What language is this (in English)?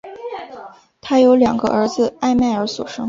Chinese